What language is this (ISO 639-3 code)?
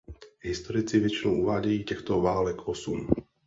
ces